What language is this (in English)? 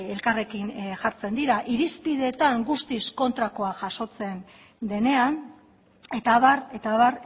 Basque